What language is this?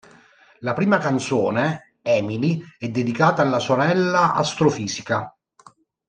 Italian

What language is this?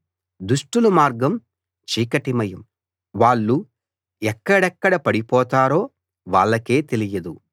Telugu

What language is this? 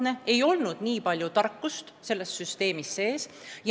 Estonian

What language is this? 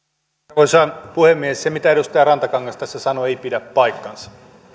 Finnish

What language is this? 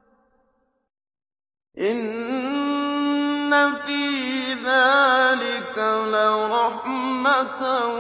Arabic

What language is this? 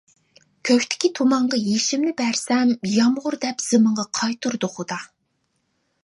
Uyghur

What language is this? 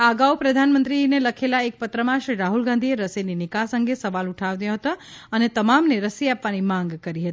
Gujarati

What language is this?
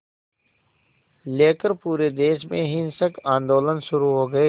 Hindi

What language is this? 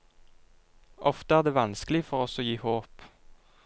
Norwegian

